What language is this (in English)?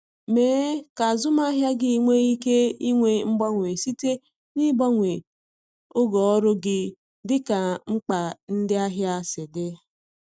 Igbo